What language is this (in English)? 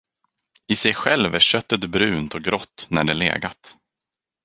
Swedish